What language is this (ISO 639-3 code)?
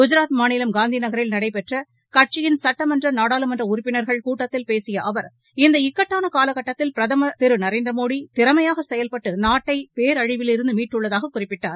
tam